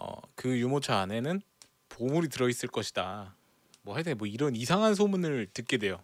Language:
Korean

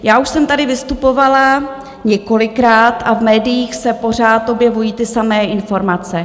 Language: Czech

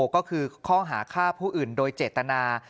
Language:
Thai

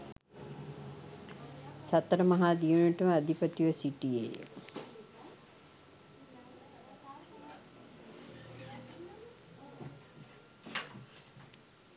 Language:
Sinhala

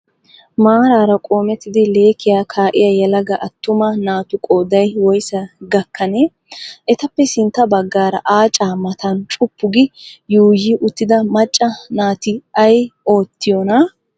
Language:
Wolaytta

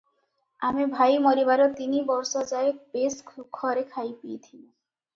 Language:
Odia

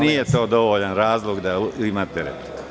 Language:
Serbian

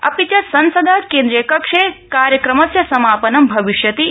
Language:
Sanskrit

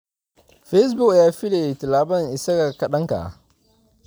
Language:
Somali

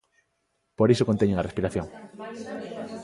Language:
Galician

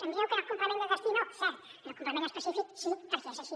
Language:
Catalan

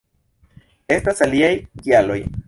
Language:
Esperanto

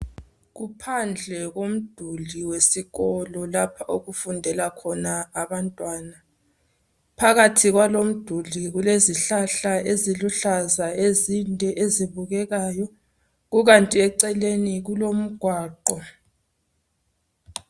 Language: North Ndebele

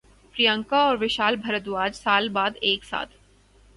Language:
Urdu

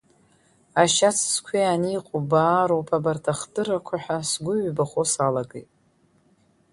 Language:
Abkhazian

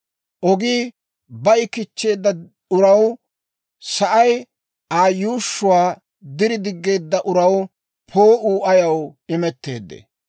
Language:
Dawro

